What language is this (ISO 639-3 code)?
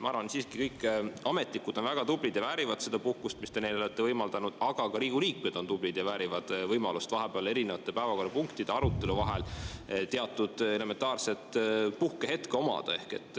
est